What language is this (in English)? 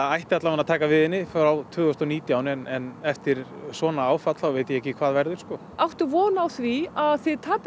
Icelandic